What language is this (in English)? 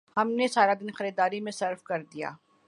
Urdu